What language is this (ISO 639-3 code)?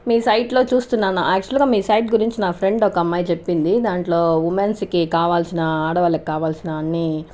tel